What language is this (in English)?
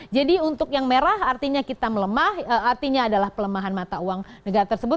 Indonesian